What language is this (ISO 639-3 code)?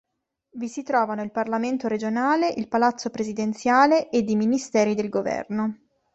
ita